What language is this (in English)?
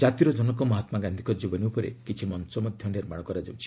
Odia